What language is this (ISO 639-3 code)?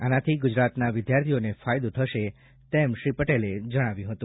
guj